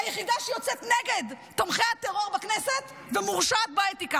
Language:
Hebrew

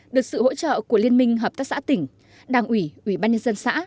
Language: Vietnamese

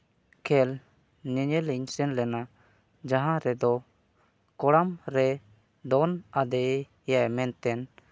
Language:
Santali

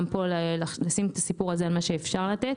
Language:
Hebrew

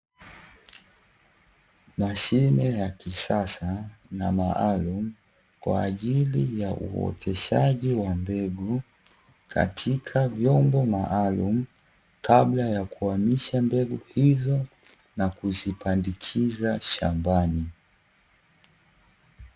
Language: Swahili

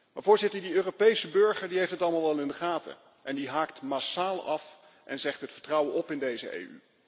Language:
Dutch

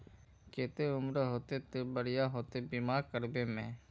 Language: Magahi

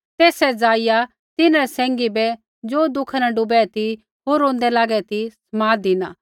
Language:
Kullu Pahari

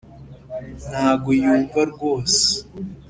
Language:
Kinyarwanda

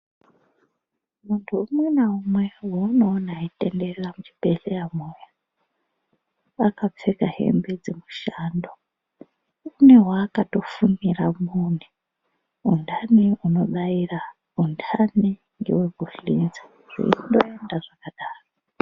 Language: Ndau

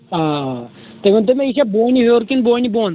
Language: Kashmiri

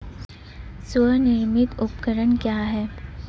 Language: Hindi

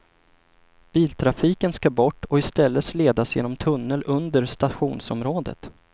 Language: Swedish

